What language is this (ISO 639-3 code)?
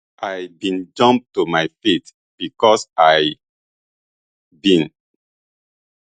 pcm